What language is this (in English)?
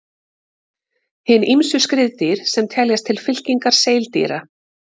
Icelandic